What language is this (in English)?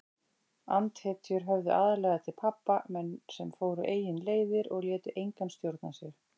Icelandic